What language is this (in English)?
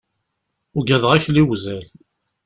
Kabyle